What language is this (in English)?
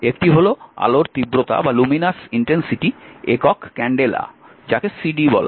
Bangla